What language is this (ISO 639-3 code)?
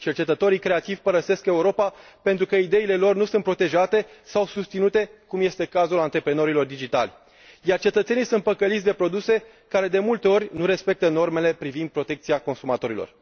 ron